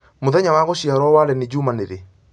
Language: Kikuyu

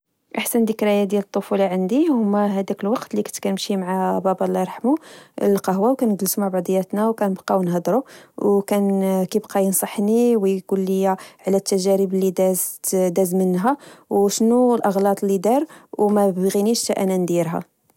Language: Moroccan Arabic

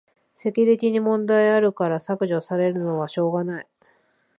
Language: Japanese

